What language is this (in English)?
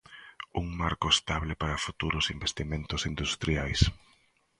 Galician